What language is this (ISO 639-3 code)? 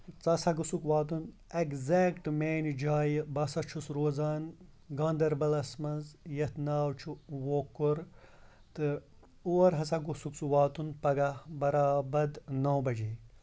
kas